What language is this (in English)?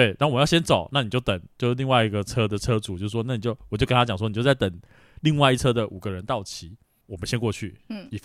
Chinese